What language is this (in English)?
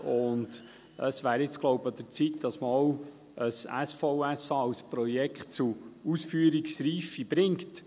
Swiss German